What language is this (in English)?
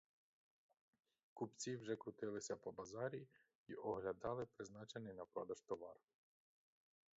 Ukrainian